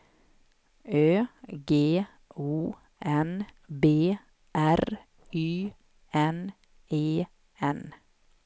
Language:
Swedish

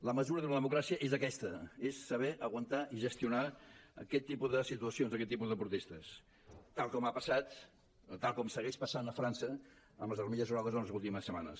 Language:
Catalan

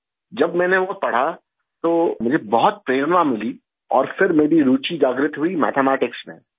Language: Urdu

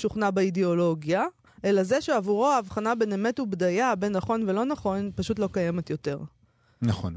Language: Hebrew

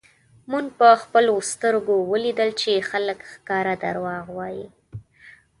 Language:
Pashto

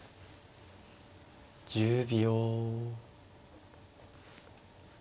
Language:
Japanese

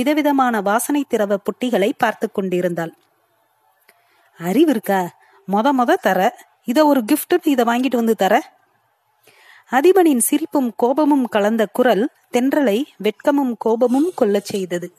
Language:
Tamil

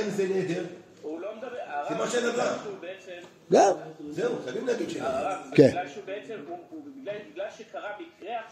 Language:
Hebrew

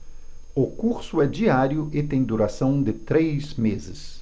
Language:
Portuguese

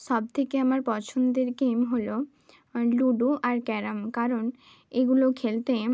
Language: Bangla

